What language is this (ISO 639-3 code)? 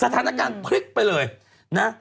tha